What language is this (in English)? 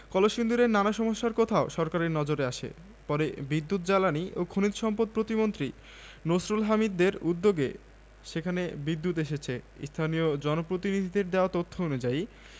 Bangla